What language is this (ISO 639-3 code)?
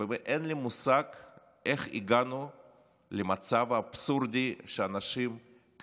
heb